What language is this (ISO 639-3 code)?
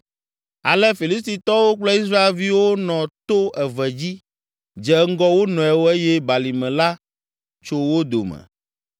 ewe